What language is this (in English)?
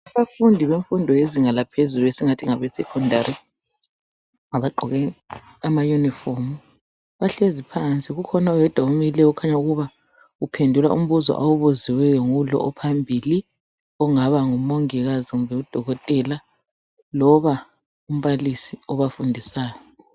North Ndebele